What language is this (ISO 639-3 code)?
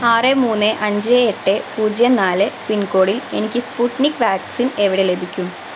mal